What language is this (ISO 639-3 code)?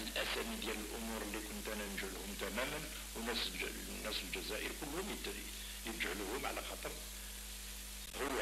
ara